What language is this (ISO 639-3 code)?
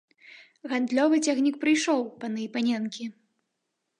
bel